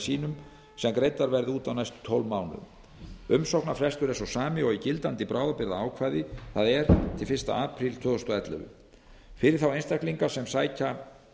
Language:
Icelandic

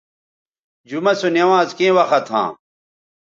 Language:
Bateri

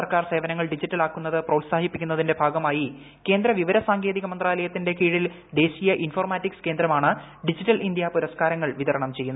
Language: Malayalam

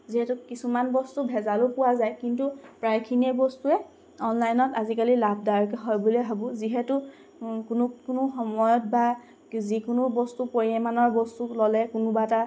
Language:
Assamese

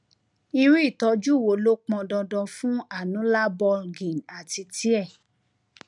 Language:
Yoruba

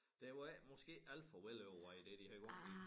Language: Danish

